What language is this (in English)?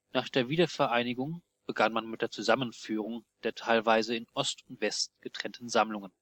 German